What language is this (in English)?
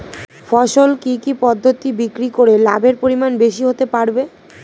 Bangla